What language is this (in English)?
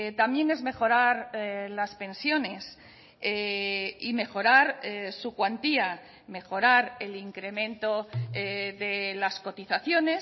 Spanish